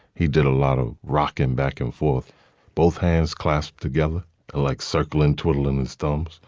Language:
English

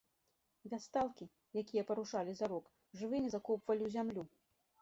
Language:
Belarusian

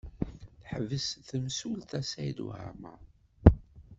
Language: Kabyle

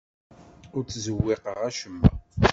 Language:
Kabyle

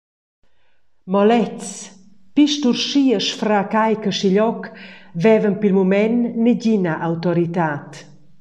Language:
Romansh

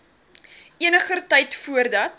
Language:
Afrikaans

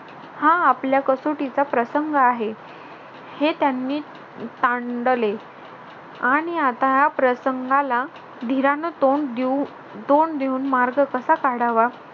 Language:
Marathi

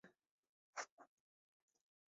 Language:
Swahili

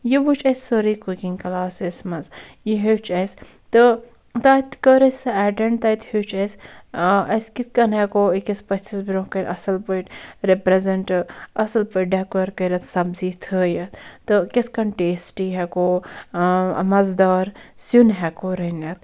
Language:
Kashmiri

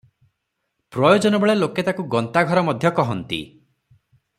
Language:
Odia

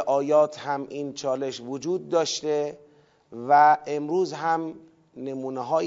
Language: Persian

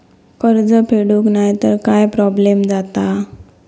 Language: Marathi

